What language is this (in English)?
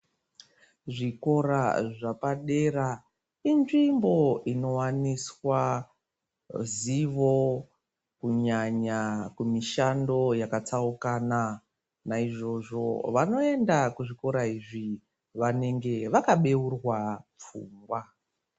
Ndau